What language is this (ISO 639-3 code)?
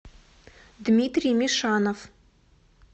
rus